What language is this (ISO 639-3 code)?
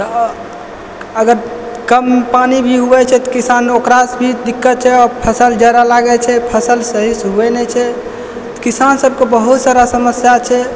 mai